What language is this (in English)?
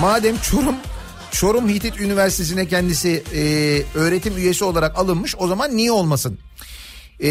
Turkish